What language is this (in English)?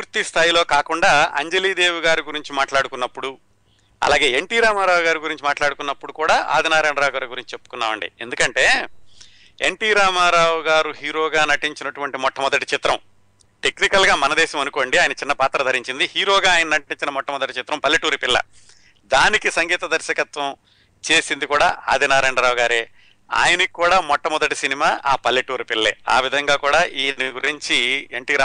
Telugu